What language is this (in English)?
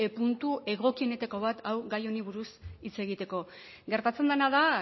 Basque